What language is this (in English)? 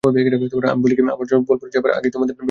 Bangla